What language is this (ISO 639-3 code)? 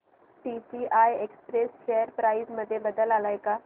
mar